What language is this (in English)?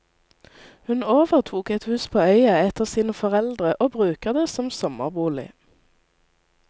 Norwegian